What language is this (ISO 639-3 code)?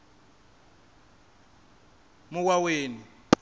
ven